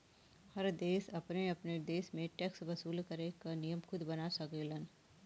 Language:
Bhojpuri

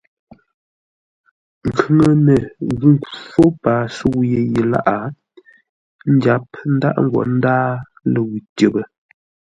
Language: Ngombale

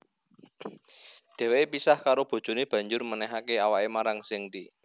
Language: Javanese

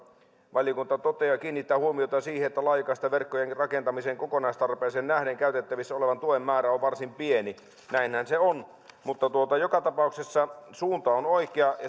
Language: Finnish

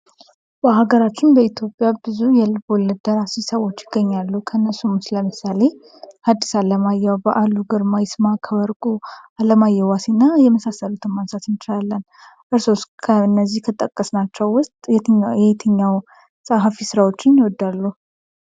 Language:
Amharic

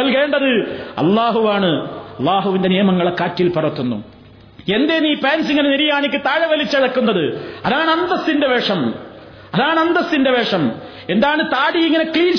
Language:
Malayalam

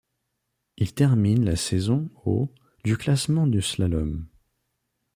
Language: French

